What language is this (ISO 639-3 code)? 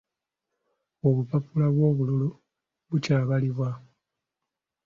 lug